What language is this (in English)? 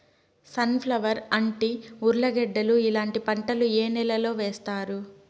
Telugu